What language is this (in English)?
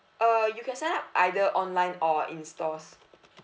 English